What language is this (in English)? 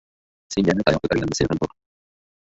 Uzbek